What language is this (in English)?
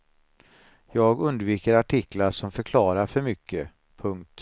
Swedish